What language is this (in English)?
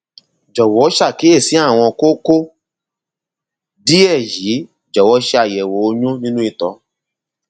Yoruba